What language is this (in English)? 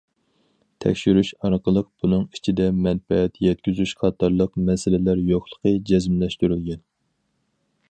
Uyghur